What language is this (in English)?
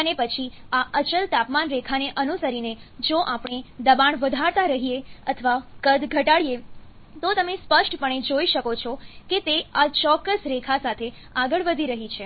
Gujarati